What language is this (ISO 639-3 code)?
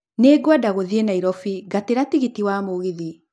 kik